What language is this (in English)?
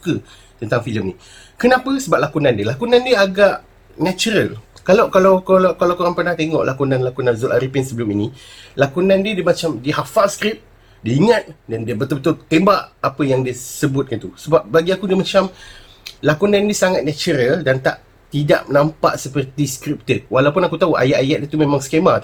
Malay